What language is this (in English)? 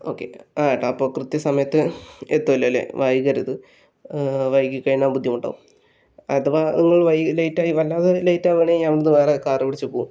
Malayalam